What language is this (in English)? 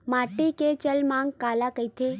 Chhattisgarhi